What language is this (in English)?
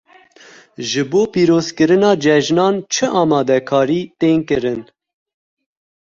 Kurdish